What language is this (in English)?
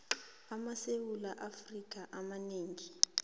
South Ndebele